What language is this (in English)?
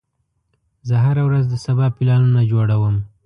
Pashto